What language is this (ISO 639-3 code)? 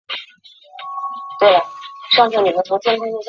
zho